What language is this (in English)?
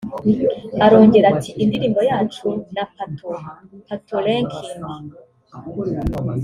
Kinyarwanda